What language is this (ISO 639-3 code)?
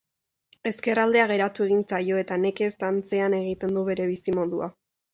eus